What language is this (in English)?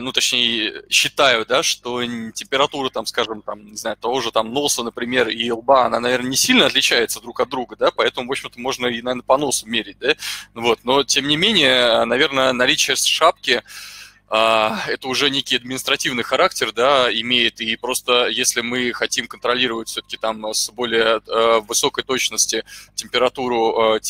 Russian